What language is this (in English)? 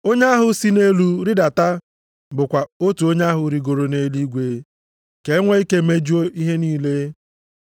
Igbo